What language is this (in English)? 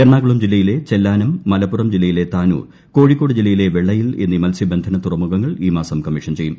Malayalam